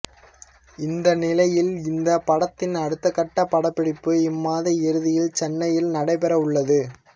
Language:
Tamil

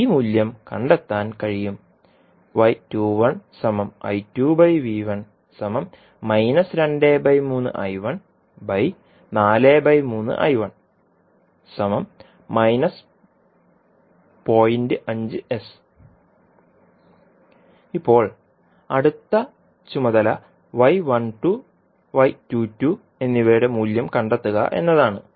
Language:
Malayalam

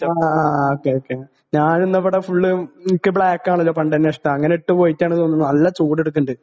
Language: Malayalam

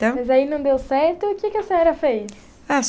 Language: Portuguese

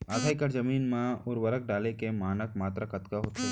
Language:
Chhattisgarhi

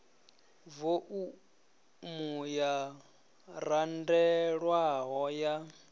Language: Venda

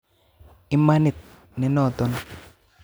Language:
Kalenjin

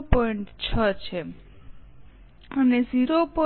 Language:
Gujarati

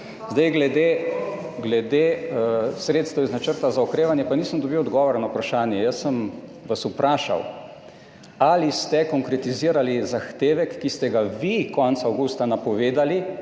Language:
Slovenian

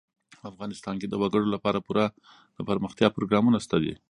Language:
Pashto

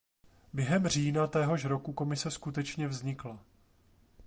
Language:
Czech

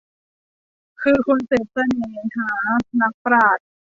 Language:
Thai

